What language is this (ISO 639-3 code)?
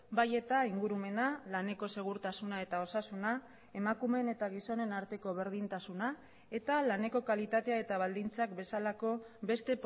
eus